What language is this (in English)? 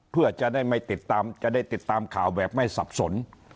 Thai